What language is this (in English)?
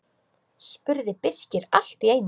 Icelandic